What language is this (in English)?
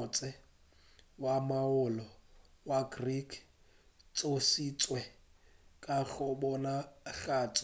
Northern Sotho